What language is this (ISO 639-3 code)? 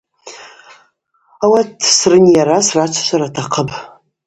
abq